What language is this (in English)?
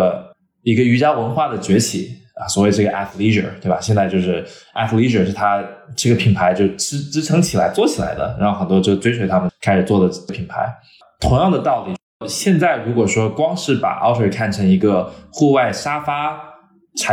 Chinese